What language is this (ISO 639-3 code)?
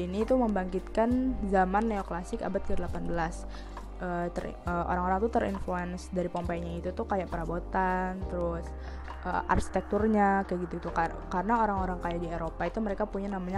ind